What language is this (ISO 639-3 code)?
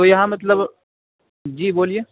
urd